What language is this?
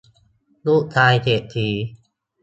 Thai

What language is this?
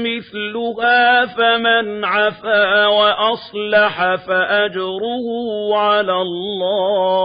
Arabic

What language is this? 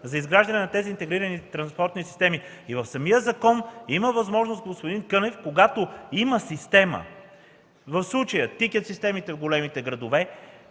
Bulgarian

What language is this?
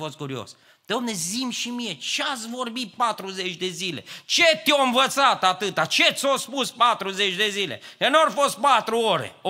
Romanian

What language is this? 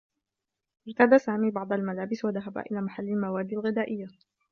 Arabic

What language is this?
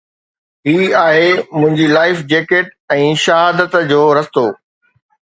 Sindhi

